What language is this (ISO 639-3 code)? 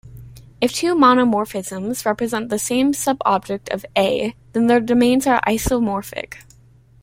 eng